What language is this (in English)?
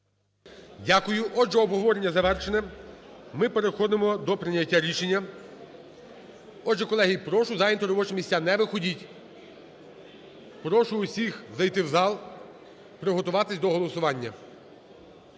Ukrainian